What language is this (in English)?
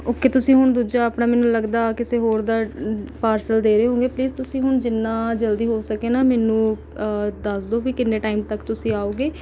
Punjabi